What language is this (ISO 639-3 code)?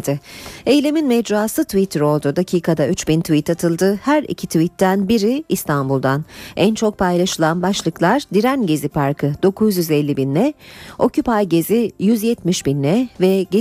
tur